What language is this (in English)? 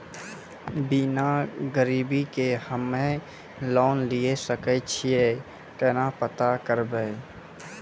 Maithili